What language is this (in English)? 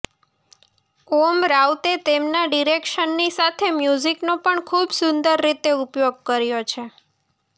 Gujarati